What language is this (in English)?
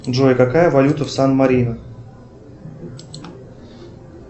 Russian